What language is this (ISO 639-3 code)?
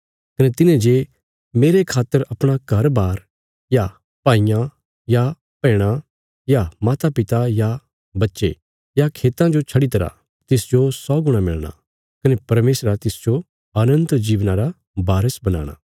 kfs